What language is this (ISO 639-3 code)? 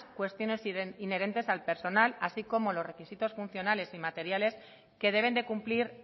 spa